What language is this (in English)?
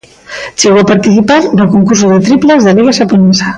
Galician